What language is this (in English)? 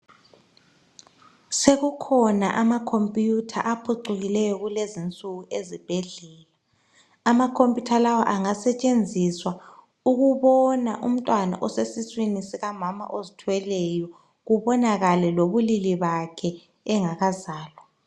North Ndebele